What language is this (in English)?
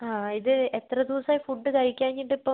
Malayalam